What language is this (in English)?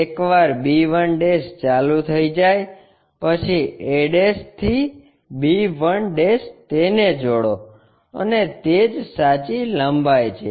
Gujarati